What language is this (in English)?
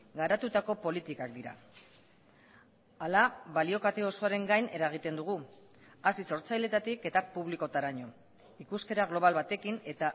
Basque